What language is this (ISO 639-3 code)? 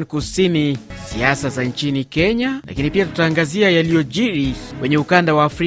swa